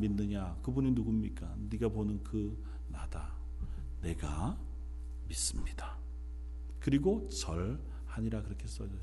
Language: Korean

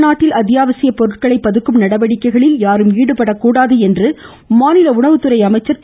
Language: Tamil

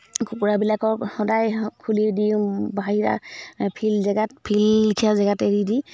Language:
Assamese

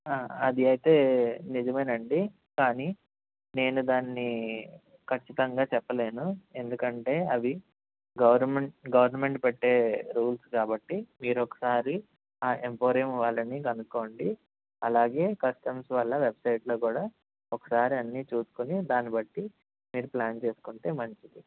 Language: Telugu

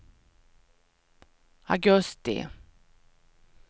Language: Swedish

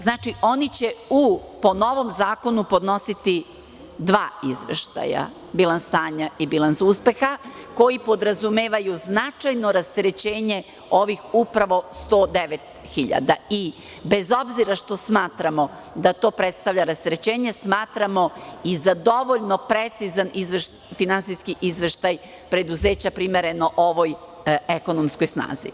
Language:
Serbian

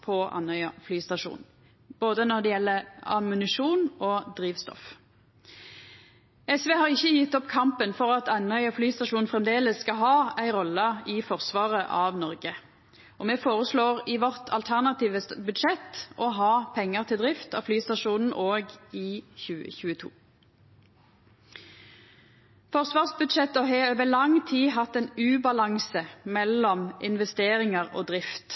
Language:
Norwegian Nynorsk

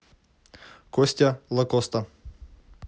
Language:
Russian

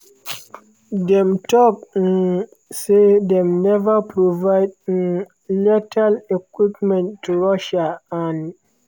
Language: Nigerian Pidgin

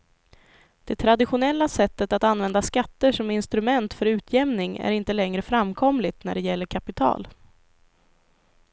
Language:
Swedish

